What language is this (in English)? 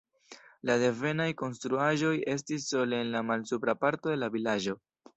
Esperanto